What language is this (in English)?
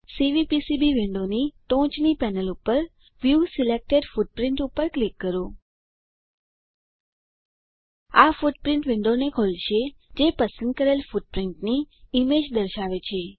Gujarati